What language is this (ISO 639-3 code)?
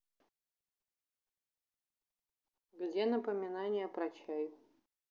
rus